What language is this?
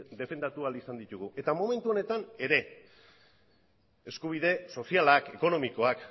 Basque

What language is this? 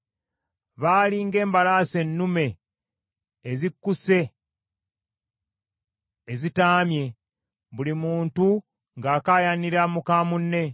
Ganda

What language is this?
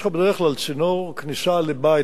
Hebrew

